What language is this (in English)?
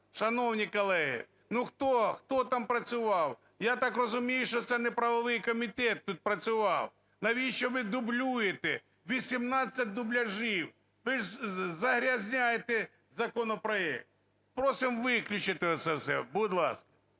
Ukrainian